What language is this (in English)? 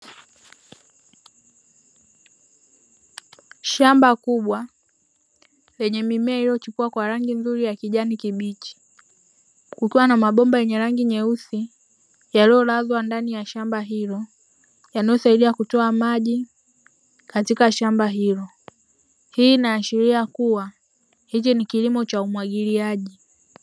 Swahili